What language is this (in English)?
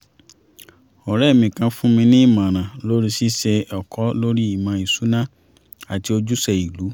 Yoruba